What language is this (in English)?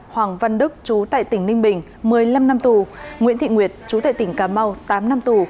Vietnamese